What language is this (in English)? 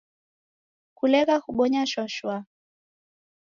Taita